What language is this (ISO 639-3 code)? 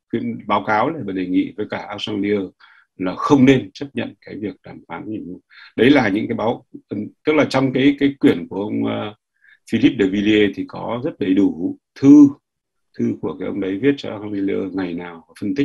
vie